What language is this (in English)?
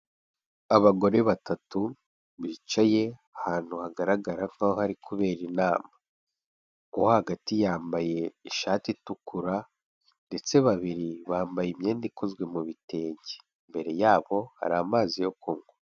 Kinyarwanda